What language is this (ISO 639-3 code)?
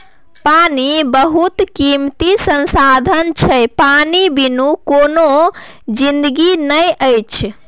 mai